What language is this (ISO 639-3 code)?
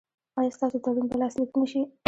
pus